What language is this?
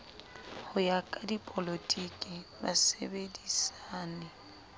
Southern Sotho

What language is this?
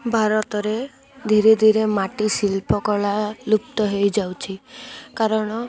Odia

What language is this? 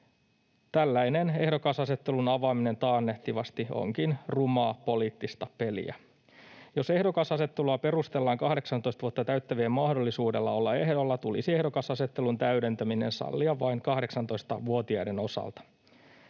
Finnish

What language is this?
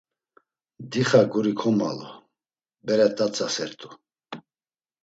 Laz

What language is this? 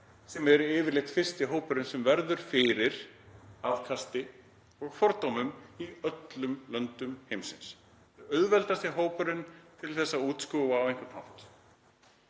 Icelandic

